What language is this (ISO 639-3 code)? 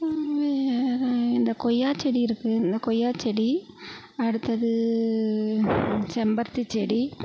tam